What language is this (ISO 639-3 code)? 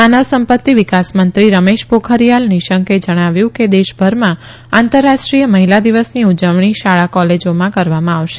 guj